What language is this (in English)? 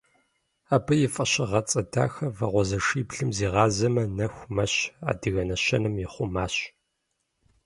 Kabardian